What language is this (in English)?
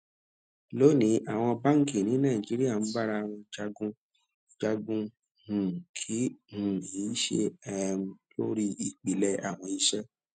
Yoruba